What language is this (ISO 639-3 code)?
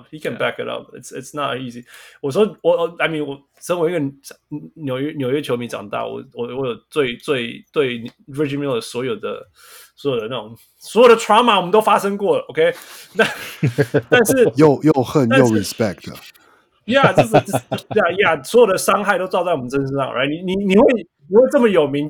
zho